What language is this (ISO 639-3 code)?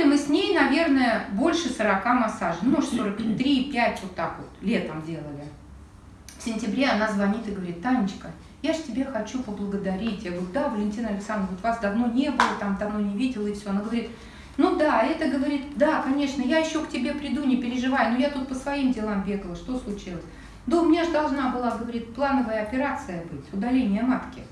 rus